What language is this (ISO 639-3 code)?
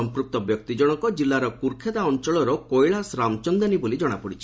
ori